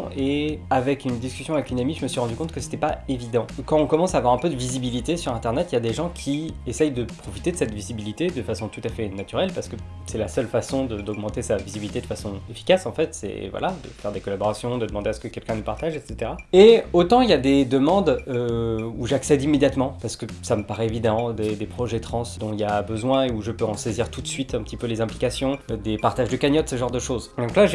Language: French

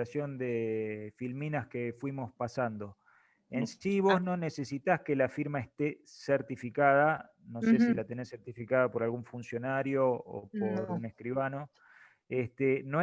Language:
Spanish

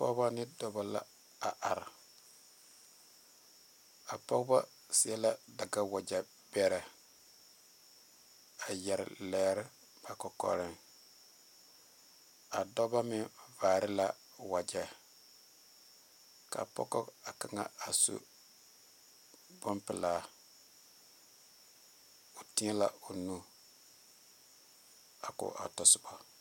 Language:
Southern Dagaare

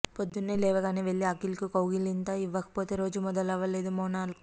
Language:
Telugu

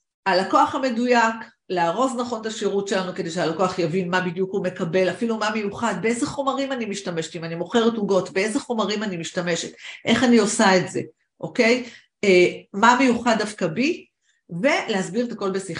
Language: Hebrew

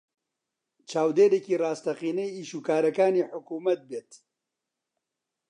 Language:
Central Kurdish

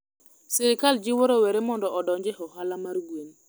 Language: Luo (Kenya and Tanzania)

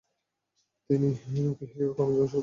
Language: Bangla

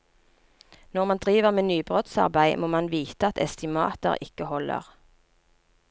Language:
Norwegian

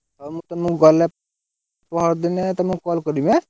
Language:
Odia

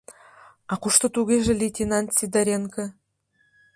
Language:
Mari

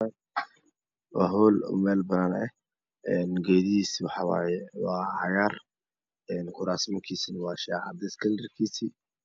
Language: Somali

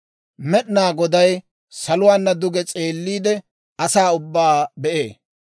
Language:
Dawro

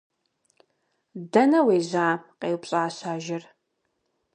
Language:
Kabardian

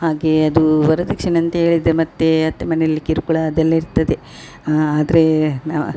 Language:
Kannada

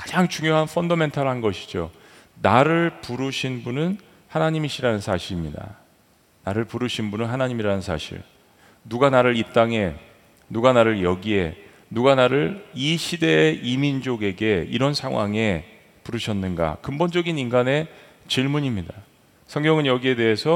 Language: Korean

